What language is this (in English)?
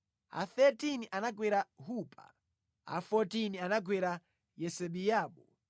Nyanja